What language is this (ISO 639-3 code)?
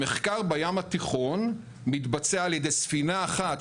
heb